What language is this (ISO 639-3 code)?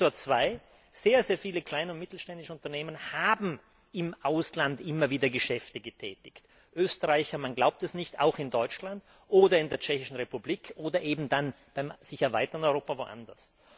deu